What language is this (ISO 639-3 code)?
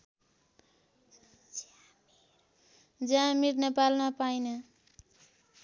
nep